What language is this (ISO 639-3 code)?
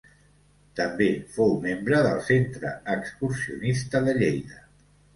cat